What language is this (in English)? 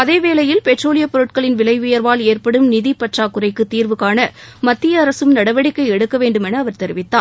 Tamil